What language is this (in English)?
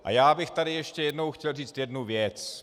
Czech